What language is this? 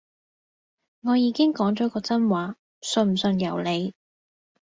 Cantonese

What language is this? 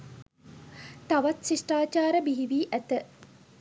Sinhala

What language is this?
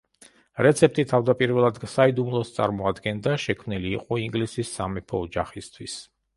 Georgian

